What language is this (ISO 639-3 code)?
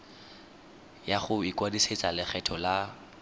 tsn